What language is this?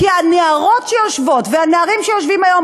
Hebrew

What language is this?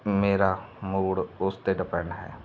Punjabi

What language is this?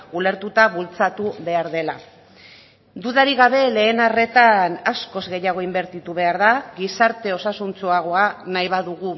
Basque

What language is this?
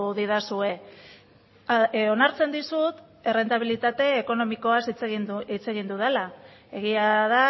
Basque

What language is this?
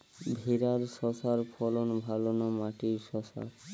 Bangla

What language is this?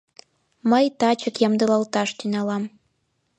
Mari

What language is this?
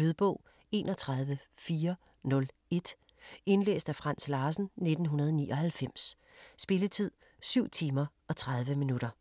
Danish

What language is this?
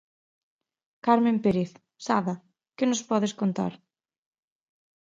Galician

